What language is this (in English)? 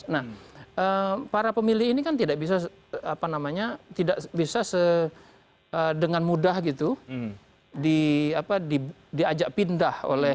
Indonesian